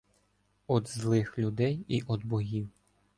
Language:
Ukrainian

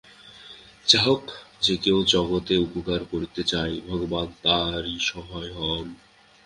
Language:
Bangla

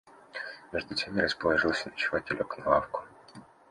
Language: Russian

